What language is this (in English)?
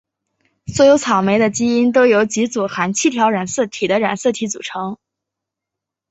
Chinese